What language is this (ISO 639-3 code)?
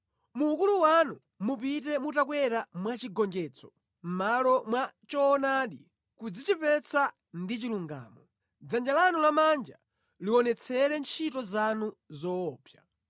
nya